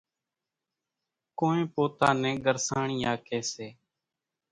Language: Kachi Koli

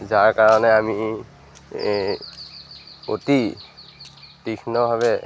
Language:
Assamese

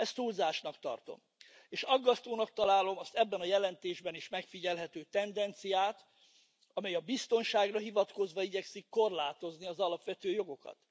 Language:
Hungarian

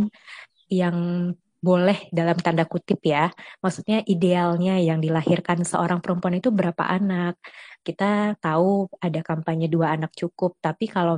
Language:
Indonesian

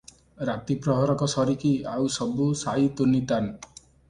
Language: Odia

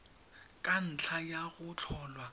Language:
Tswana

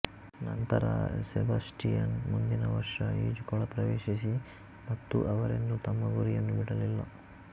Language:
Kannada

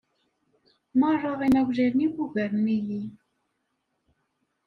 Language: Kabyle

